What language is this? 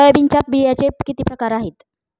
Marathi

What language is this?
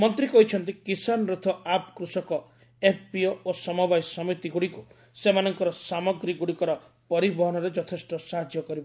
Odia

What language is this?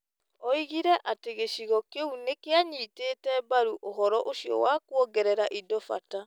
Kikuyu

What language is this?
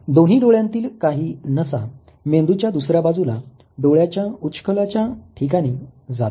Marathi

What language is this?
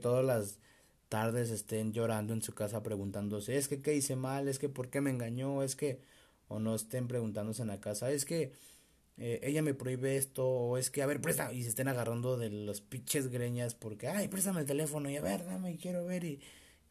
Spanish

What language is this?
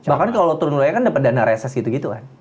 Indonesian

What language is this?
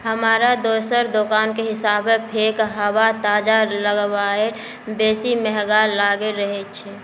Maithili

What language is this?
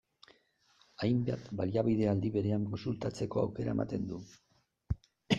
Basque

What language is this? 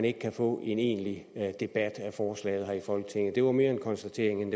Danish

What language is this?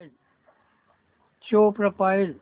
Marathi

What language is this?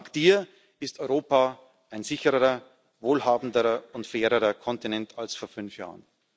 German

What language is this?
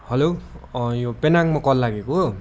Nepali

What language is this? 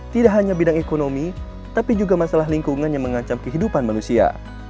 Indonesian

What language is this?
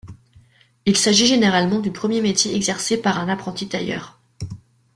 French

